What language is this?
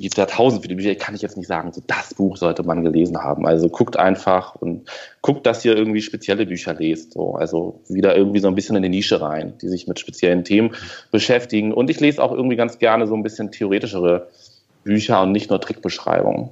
German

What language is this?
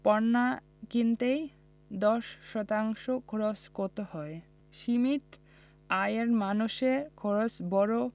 Bangla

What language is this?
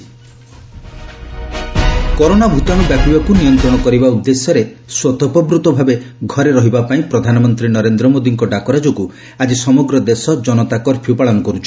Odia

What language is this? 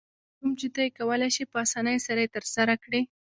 Pashto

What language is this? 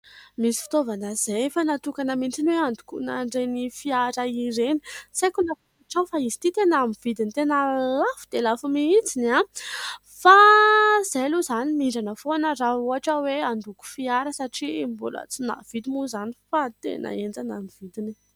Malagasy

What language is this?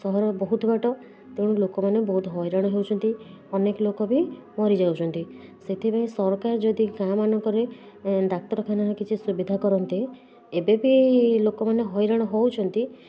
Odia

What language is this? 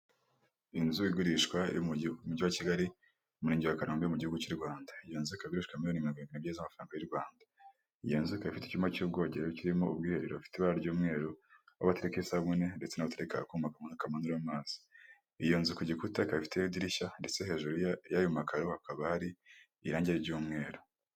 Kinyarwanda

